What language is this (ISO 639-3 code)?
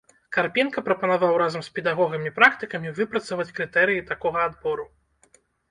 bel